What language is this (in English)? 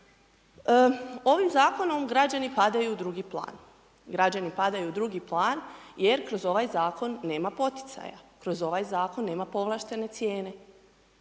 Croatian